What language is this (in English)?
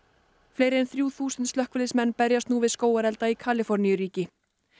Icelandic